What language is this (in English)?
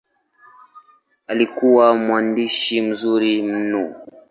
Swahili